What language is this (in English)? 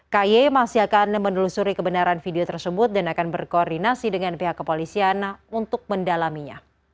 Indonesian